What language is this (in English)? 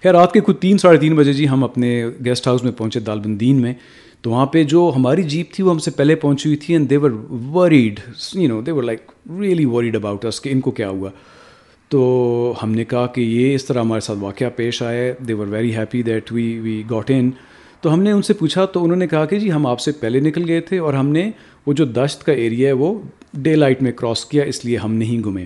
Urdu